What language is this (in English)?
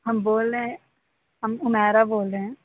Urdu